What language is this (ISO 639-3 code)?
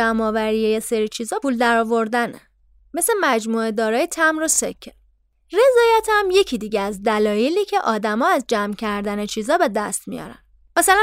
fas